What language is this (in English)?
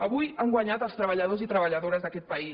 Catalan